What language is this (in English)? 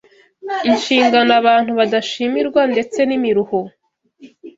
Kinyarwanda